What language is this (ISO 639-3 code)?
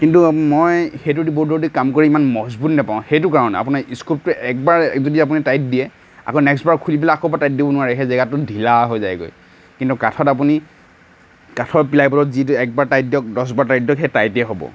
asm